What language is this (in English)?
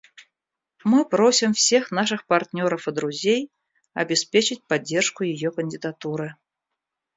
Russian